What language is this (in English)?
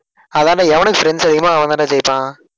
Tamil